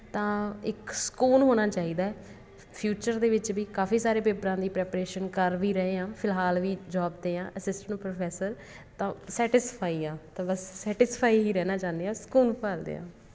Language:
Punjabi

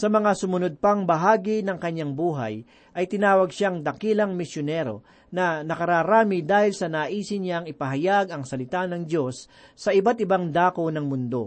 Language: Filipino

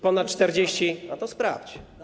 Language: Polish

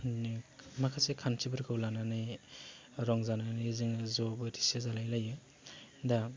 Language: Bodo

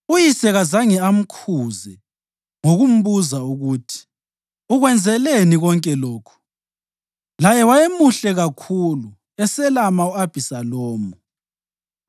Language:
North Ndebele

